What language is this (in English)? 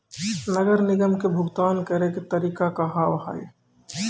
Maithili